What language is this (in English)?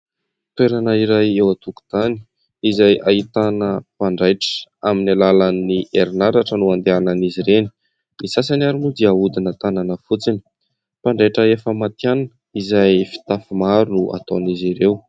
Malagasy